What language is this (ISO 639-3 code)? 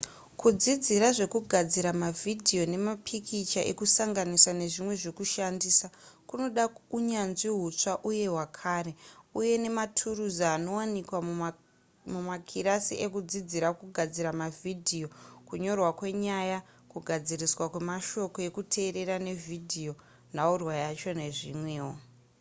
sna